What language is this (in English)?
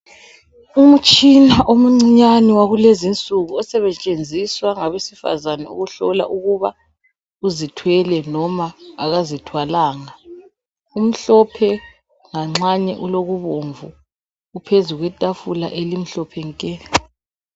North Ndebele